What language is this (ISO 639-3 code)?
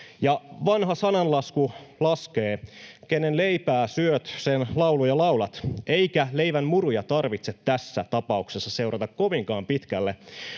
fin